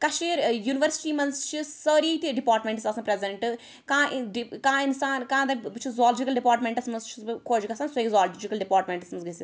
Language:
Kashmiri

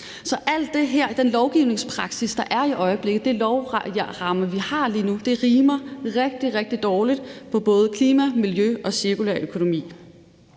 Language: Danish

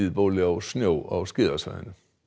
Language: Icelandic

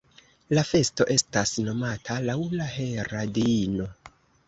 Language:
Esperanto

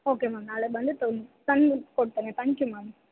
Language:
Kannada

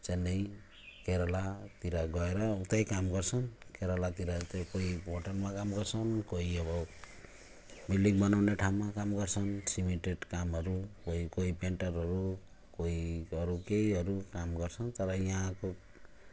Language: Nepali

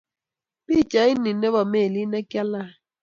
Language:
Kalenjin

